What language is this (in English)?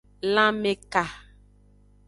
Aja (Benin)